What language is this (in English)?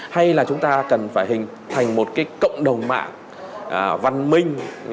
Vietnamese